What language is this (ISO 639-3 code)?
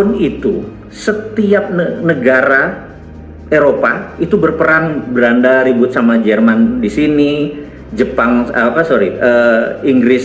ind